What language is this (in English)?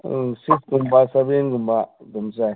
Manipuri